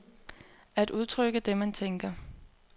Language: Danish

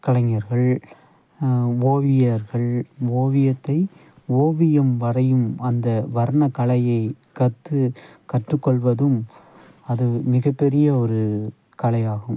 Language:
Tamil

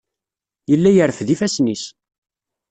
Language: Kabyle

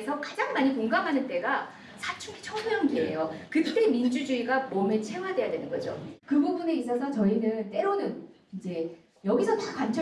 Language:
Korean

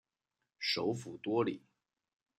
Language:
Chinese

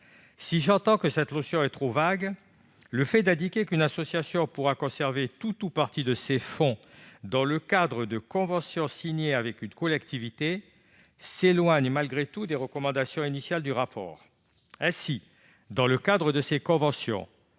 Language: French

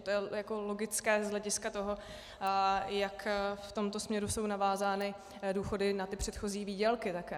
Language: Czech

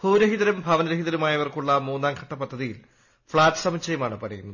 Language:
Malayalam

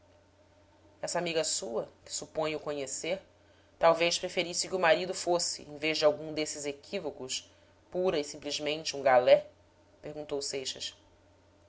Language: Portuguese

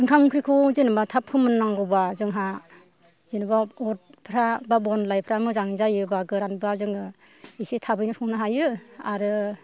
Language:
Bodo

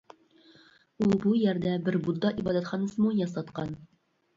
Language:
Uyghur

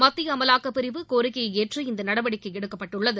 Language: Tamil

